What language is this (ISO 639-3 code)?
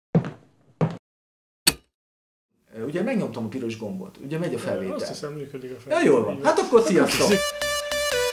hun